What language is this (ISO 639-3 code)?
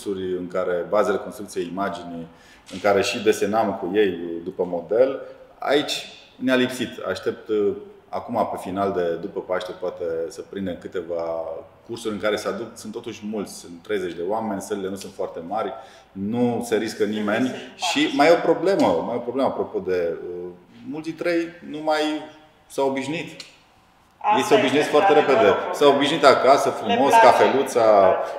ron